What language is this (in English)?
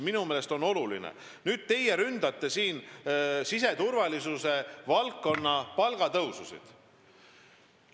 Estonian